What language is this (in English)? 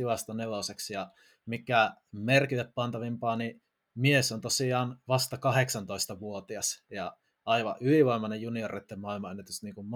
Finnish